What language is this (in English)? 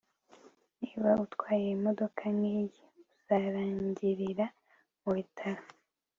Kinyarwanda